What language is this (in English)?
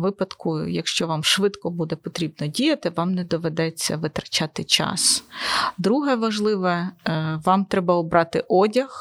Ukrainian